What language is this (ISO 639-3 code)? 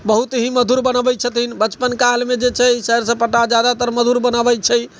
mai